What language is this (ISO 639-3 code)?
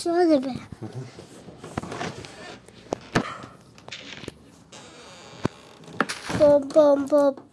tur